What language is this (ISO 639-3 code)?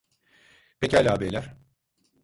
tur